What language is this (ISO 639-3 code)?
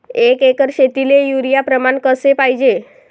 mar